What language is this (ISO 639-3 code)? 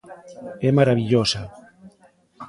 glg